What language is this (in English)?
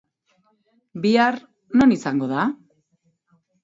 Basque